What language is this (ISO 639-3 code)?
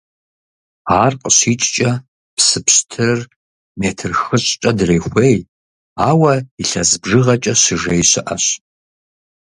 kbd